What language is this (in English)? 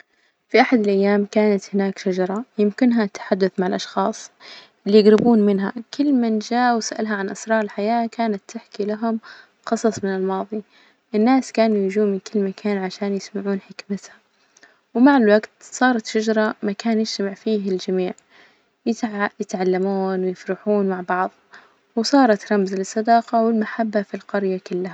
Najdi Arabic